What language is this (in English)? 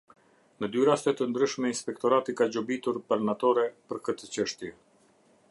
Albanian